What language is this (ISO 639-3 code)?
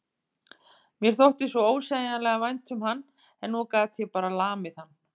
isl